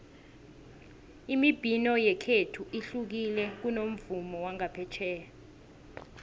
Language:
South Ndebele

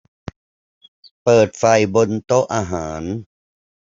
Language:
Thai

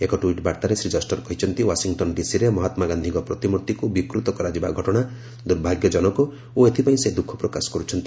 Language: Odia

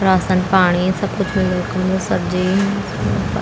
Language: Garhwali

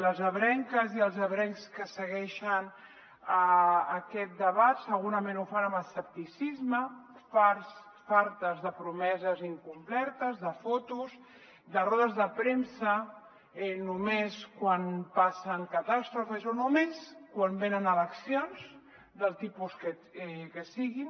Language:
Catalan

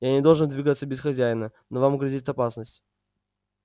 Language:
Russian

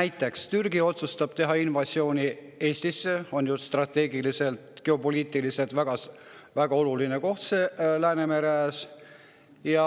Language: Estonian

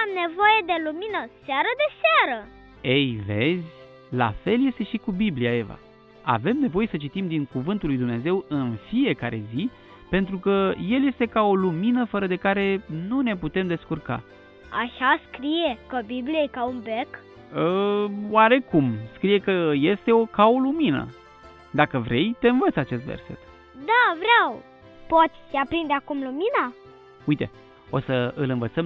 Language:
Romanian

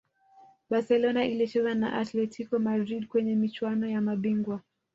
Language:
Swahili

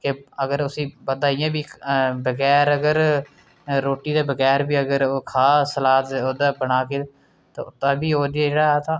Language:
Dogri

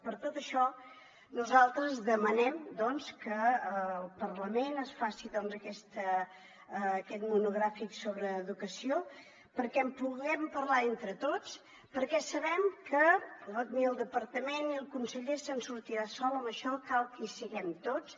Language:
Catalan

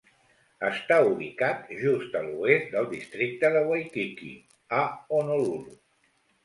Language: Catalan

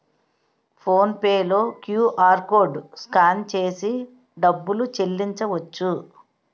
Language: Telugu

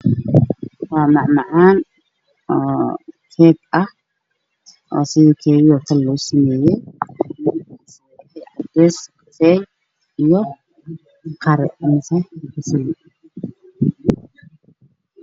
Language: Somali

